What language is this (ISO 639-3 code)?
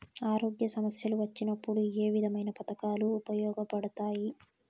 tel